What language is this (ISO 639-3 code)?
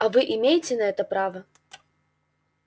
rus